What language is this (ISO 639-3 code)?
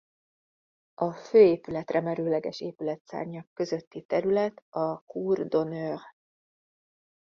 hun